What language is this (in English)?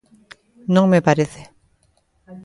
Galician